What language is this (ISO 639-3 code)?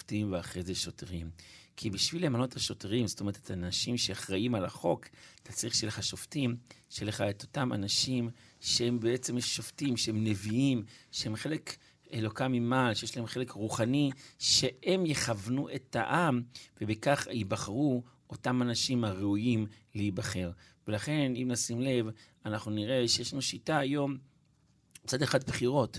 heb